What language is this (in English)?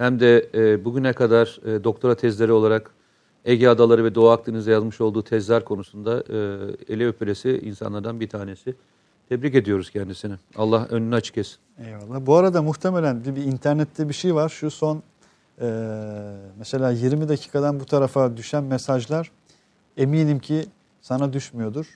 Turkish